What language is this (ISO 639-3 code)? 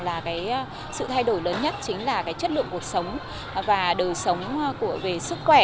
vie